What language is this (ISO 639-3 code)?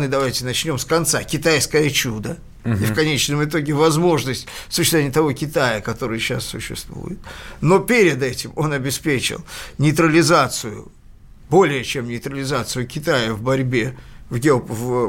rus